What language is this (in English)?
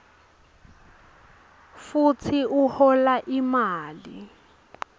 Swati